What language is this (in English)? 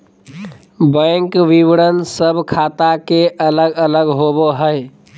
Magahi